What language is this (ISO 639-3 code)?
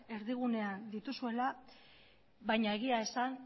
eus